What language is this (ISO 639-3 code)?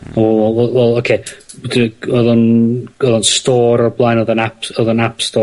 cym